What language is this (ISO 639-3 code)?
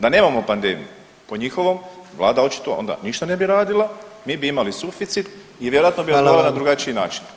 hrv